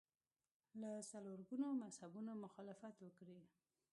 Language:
Pashto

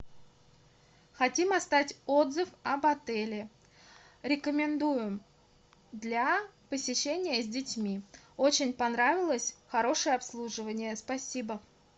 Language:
Russian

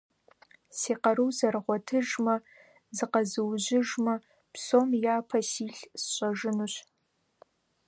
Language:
Kabardian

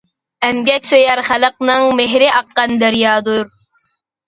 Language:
Uyghur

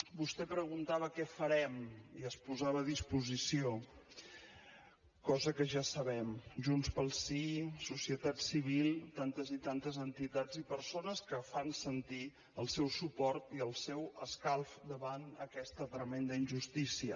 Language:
Catalan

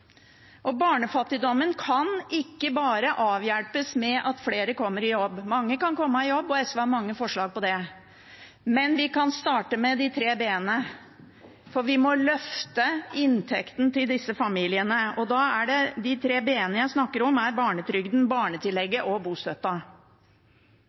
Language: Norwegian Bokmål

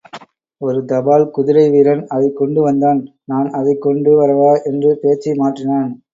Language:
Tamil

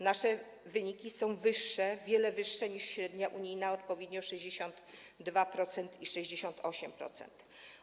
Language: Polish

